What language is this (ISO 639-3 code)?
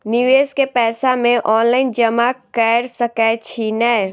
mai